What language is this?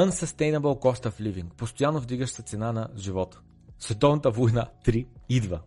Bulgarian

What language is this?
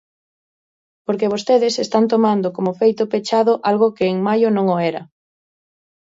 Galician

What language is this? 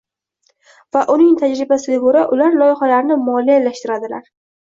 Uzbek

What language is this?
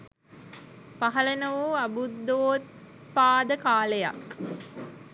Sinhala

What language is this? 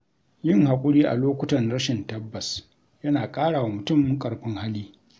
Hausa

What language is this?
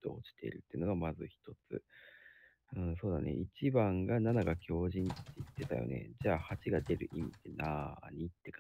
Japanese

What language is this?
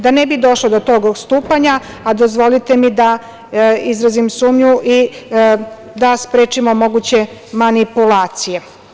Serbian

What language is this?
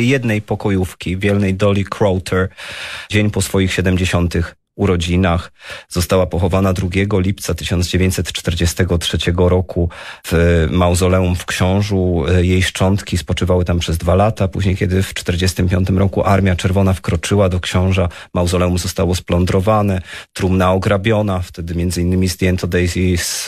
Polish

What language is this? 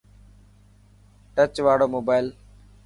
Dhatki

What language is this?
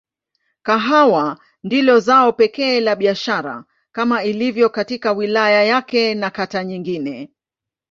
Swahili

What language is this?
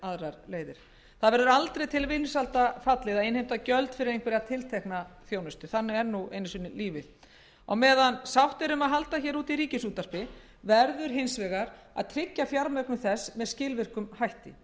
Icelandic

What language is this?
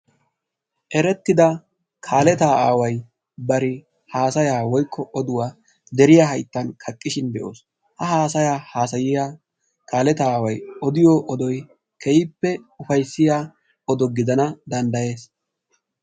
Wolaytta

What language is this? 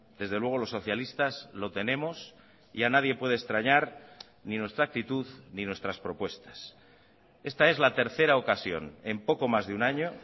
Spanish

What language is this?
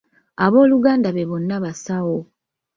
Ganda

